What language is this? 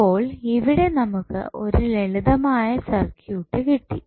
Malayalam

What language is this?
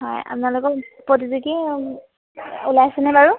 Assamese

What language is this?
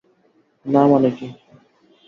Bangla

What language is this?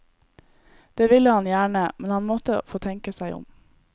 Norwegian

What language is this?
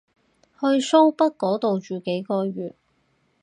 Cantonese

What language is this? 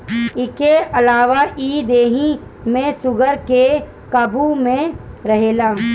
Bhojpuri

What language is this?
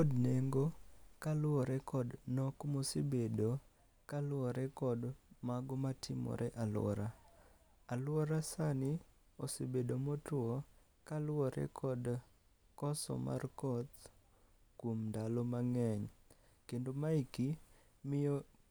Luo (Kenya and Tanzania)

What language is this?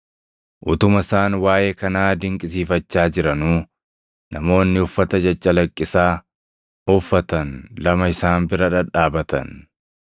Oromo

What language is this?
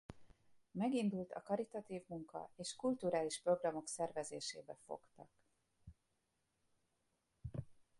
Hungarian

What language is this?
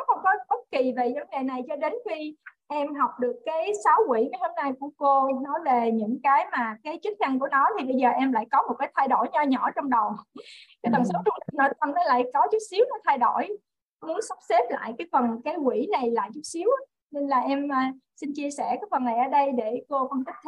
Vietnamese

